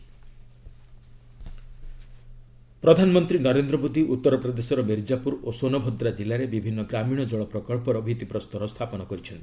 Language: Odia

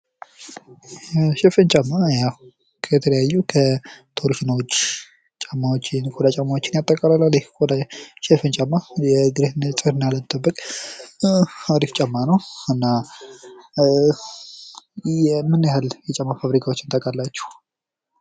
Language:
Amharic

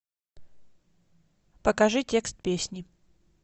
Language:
Russian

